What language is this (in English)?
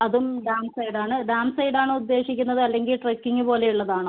Malayalam